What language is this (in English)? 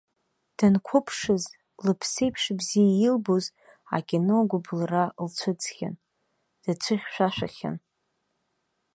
Abkhazian